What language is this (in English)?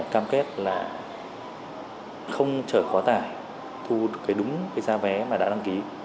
Vietnamese